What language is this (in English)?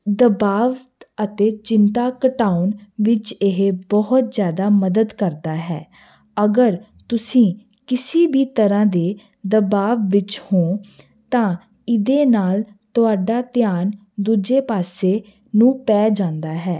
Punjabi